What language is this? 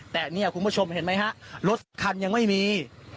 Thai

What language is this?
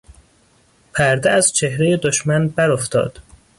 Persian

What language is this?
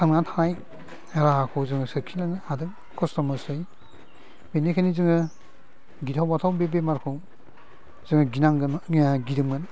Bodo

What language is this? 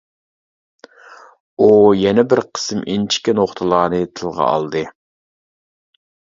Uyghur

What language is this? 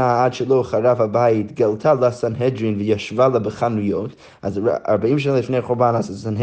Hebrew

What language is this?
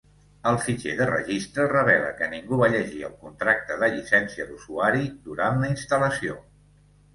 Catalan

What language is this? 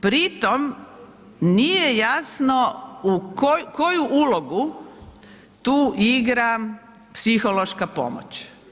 Croatian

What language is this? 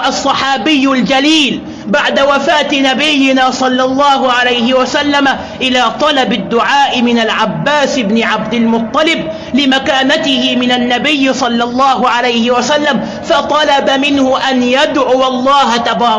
Arabic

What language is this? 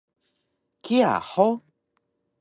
Taroko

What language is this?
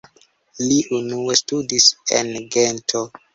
Esperanto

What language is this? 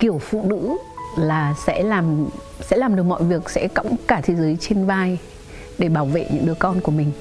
Vietnamese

